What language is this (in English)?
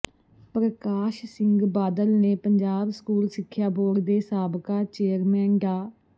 Punjabi